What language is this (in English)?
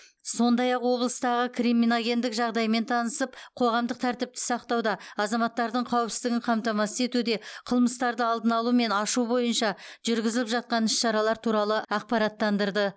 Kazakh